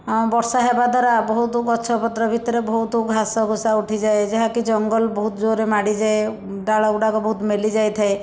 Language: Odia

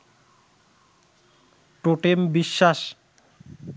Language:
Bangla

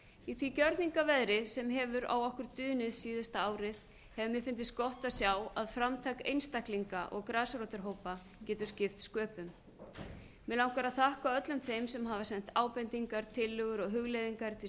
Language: Icelandic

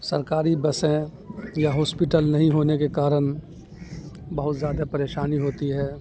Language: Urdu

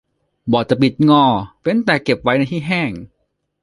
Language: Thai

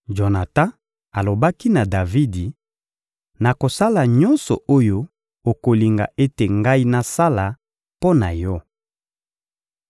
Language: Lingala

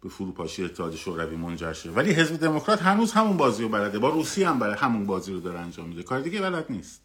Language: Persian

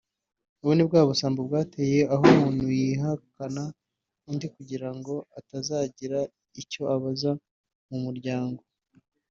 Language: Kinyarwanda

